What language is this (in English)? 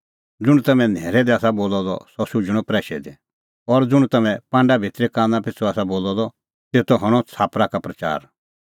Kullu Pahari